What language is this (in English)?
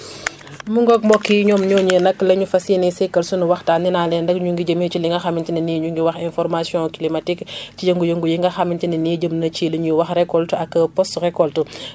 Wolof